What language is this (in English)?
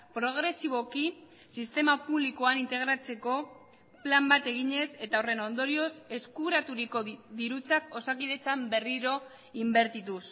Basque